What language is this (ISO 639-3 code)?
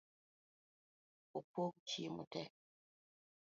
luo